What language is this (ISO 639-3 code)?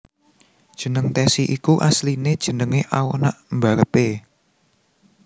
jav